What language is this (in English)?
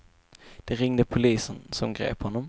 Swedish